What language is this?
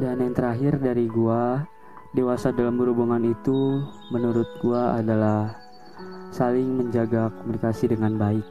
Indonesian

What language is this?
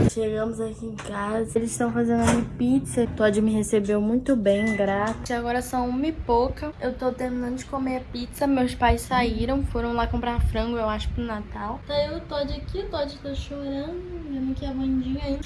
Portuguese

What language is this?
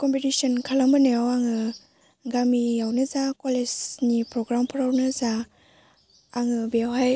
Bodo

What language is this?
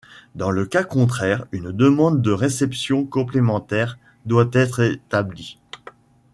French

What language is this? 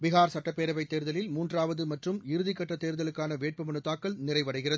Tamil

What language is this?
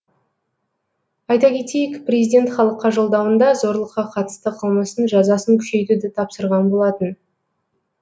Kazakh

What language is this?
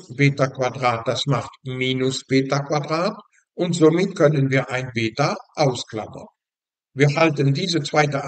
German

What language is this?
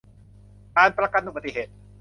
Thai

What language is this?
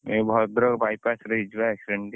Odia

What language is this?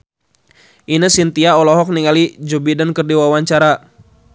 Sundanese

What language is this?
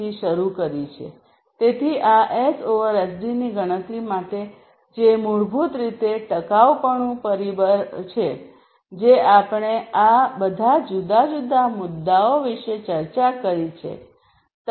Gujarati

